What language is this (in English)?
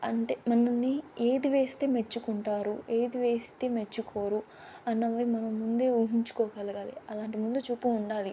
Telugu